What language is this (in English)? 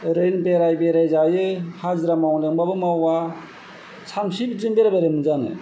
Bodo